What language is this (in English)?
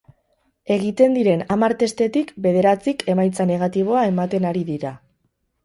Basque